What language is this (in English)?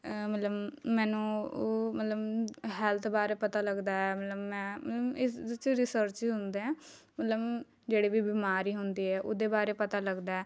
Punjabi